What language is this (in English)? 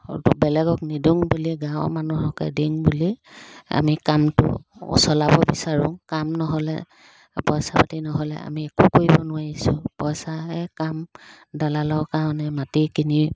Assamese